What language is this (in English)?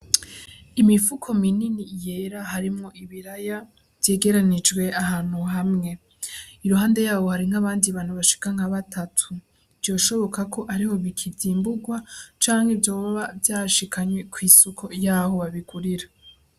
Rundi